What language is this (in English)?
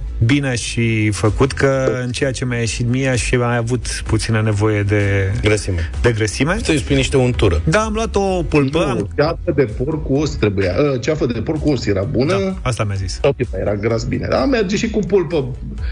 Romanian